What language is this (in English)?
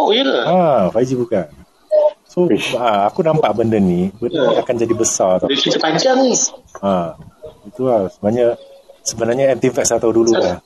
Malay